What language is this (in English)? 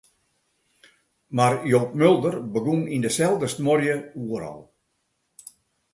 Western Frisian